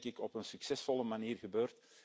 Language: Dutch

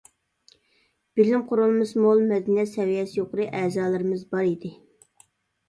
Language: Uyghur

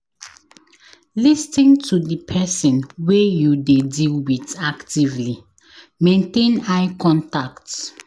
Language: Nigerian Pidgin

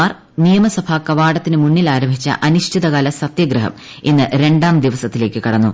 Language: Malayalam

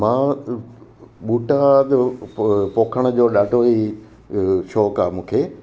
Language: Sindhi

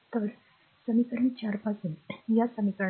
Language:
Marathi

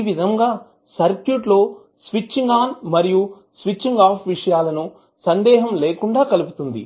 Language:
Telugu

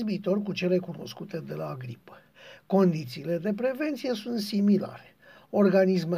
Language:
Romanian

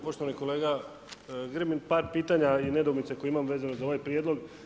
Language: Croatian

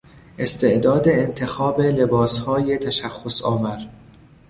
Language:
Persian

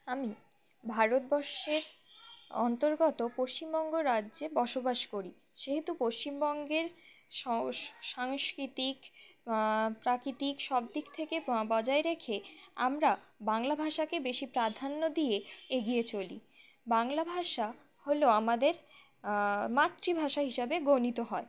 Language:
Bangla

